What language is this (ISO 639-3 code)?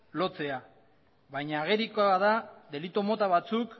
eus